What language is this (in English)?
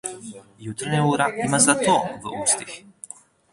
Slovenian